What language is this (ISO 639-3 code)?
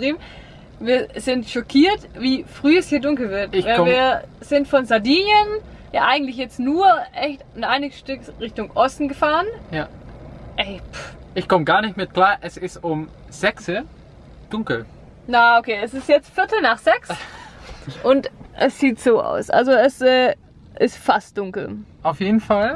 deu